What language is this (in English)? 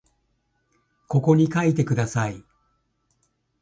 Japanese